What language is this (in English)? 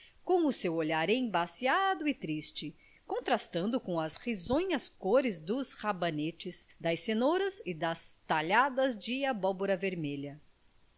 Portuguese